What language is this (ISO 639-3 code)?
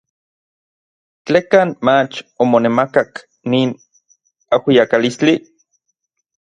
nlv